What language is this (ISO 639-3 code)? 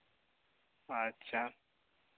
sat